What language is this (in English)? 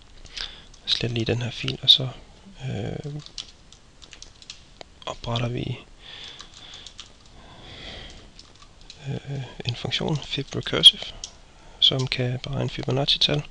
Danish